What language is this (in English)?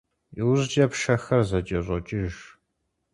Kabardian